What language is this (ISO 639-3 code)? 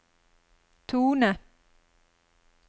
nor